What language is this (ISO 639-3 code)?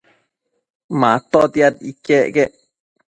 mcf